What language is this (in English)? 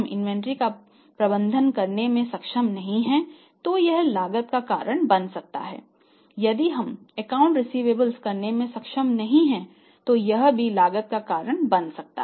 Hindi